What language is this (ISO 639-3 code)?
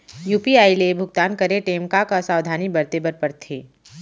hne